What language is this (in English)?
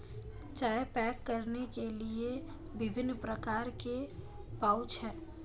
Hindi